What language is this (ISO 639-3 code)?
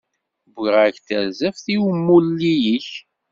kab